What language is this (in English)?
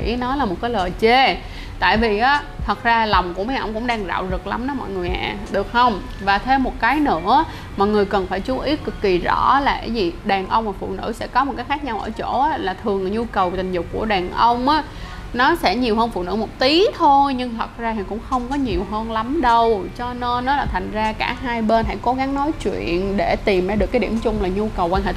Vietnamese